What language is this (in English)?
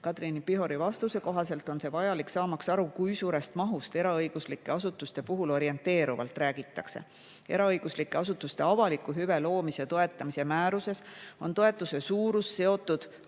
Estonian